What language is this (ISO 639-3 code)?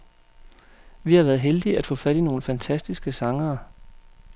dan